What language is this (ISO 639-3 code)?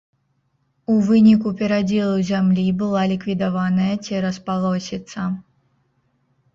bel